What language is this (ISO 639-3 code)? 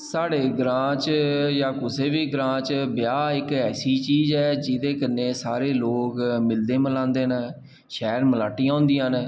doi